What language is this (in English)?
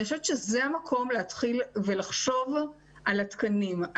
Hebrew